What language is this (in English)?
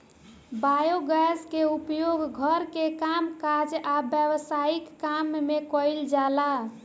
Bhojpuri